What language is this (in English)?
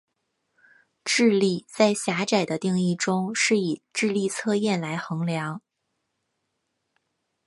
Chinese